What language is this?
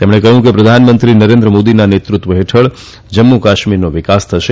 Gujarati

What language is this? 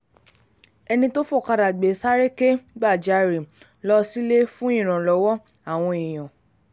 Yoruba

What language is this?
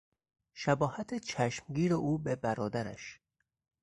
Persian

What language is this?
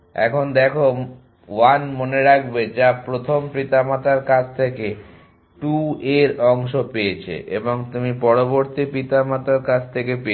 Bangla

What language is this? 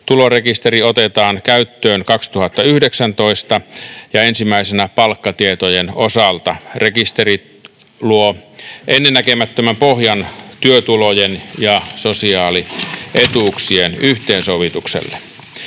Finnish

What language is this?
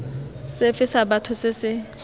Tswana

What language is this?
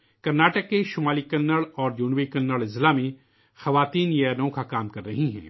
Urdu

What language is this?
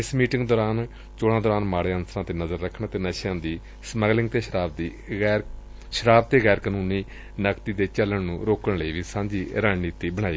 Punjabi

